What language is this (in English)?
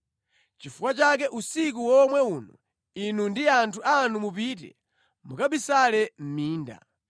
Nyanja